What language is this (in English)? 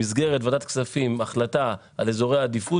Hebrew